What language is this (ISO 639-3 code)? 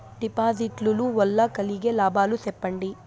tel